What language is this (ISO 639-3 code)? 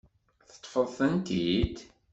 kab